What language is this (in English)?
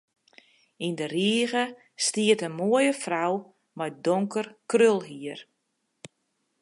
Western Frisian